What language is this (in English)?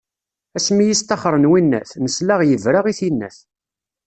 Kabyle